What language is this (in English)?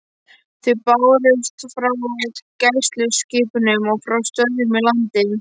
Icelandic